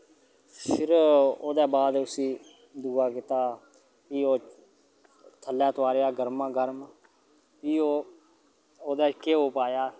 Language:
Dogri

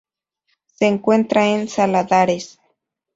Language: Spanish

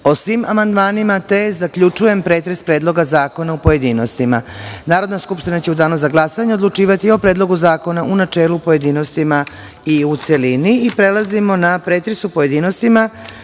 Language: Serbian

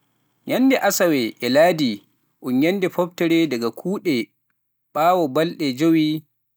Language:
Pular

